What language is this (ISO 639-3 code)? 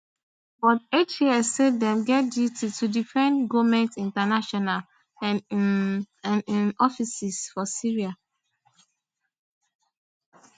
pcm